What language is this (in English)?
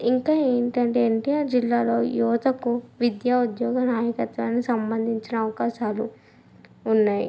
Telugu